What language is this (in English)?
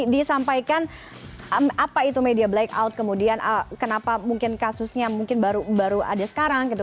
Indonesian